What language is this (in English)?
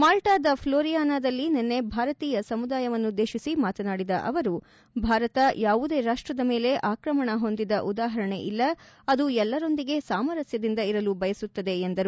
Kannada